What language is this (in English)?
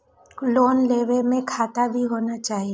Maithili